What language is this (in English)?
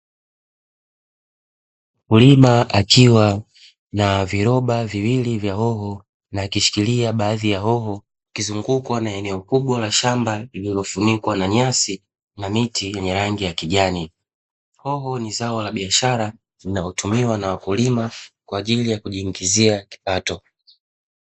Swahili